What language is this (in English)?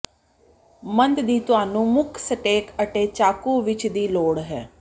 Punjabi